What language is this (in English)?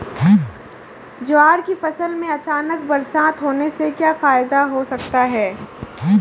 Hindi